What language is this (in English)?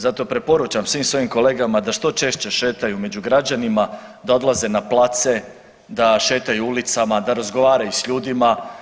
Croatian